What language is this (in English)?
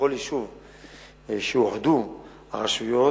Hebrew